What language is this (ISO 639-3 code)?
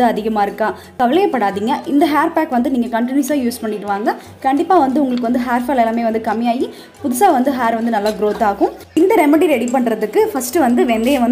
ron